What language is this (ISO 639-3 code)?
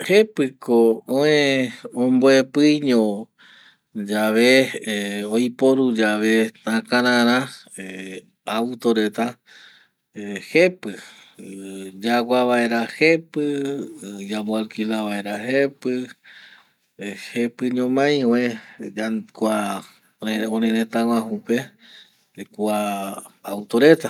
gui